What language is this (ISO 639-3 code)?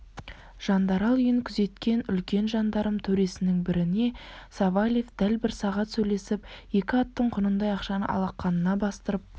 kaz